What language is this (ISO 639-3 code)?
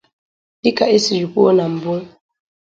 ibo